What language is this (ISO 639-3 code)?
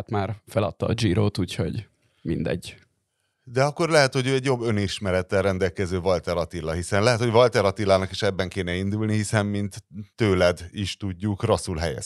hun